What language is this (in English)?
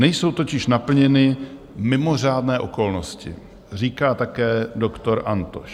Czech